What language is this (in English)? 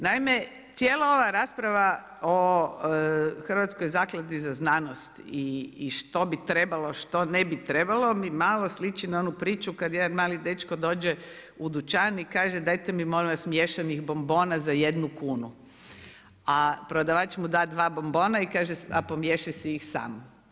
Croatian